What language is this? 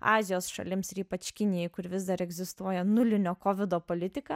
Lithuanian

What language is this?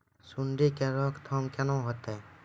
Maithili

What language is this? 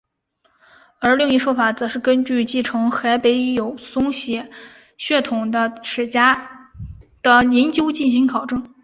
Chinese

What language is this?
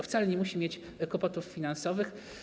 Polish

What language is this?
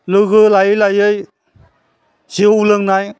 Bodo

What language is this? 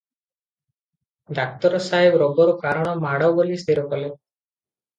Odia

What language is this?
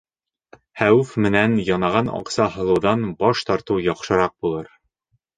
Bashkir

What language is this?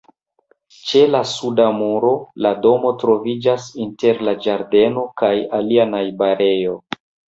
Esperanto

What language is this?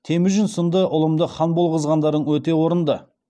Kazakh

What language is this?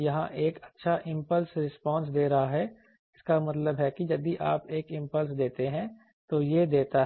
Hindi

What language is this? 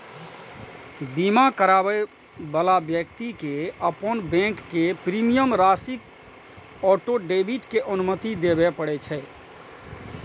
Maithili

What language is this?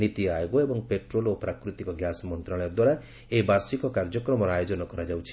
Odia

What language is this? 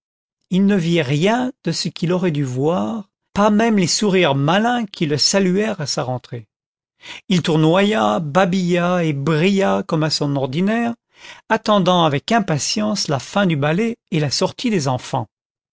French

